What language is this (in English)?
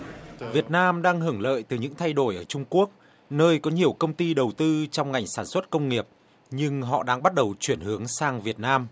Vietnamese